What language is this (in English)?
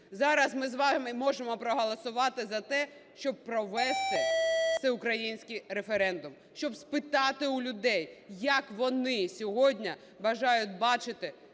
Ukrainian